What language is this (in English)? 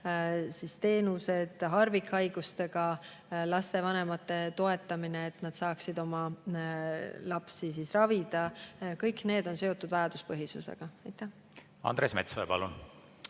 Estonian